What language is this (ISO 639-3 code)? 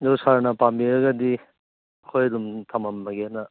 mni